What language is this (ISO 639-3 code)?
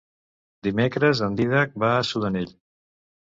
cat